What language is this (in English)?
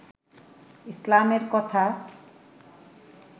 Bangla